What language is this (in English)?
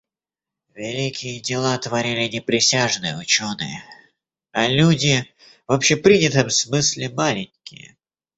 Russian